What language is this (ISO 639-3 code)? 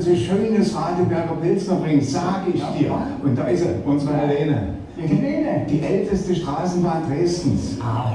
deu